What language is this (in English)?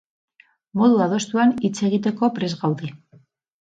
Basque